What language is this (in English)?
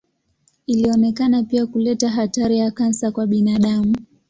Swahili